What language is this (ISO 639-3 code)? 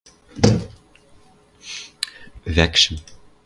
mrj